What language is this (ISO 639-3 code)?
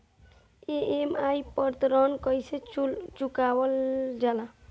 bho